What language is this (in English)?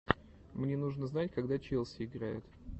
Russian